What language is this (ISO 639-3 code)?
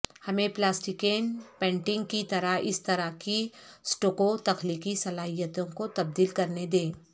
urd